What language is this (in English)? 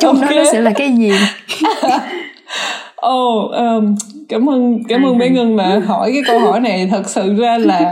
Vietnamese